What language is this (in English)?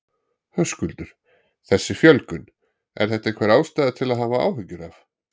Icelandic